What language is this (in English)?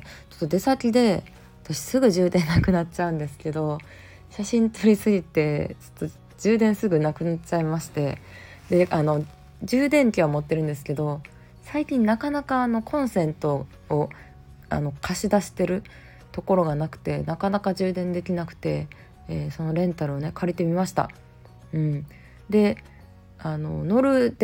Japanese